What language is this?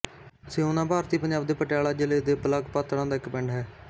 Punjabi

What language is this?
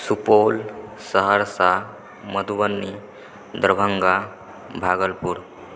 Maithili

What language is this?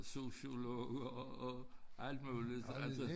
Danish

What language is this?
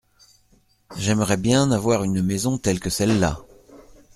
French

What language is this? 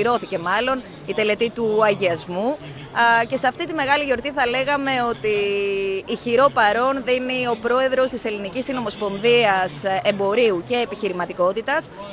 Greek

